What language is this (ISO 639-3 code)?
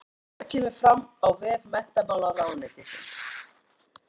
isl